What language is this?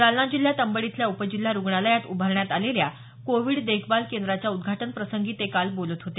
Marathi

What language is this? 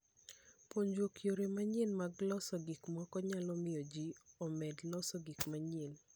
Luo (Kenya and Tanzania)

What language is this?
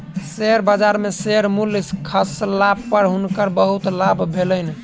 Maithili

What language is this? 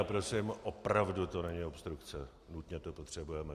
Czech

